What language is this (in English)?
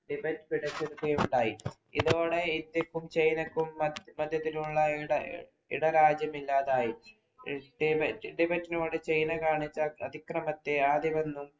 Malayalam